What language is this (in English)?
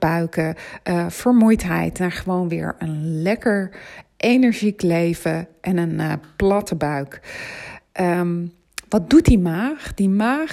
Dutch